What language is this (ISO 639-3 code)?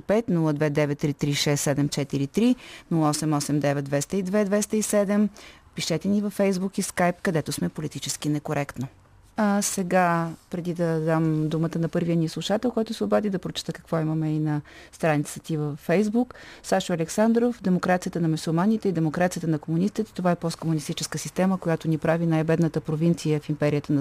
bul